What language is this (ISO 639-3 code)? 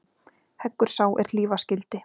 isl